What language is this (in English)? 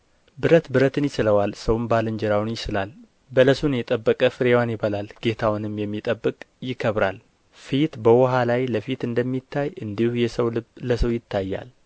Amharic